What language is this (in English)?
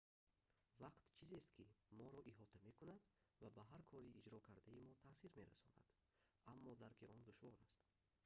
Tajik